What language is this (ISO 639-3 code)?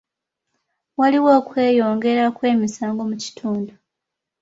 lug